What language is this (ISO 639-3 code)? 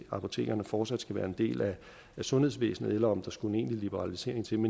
dan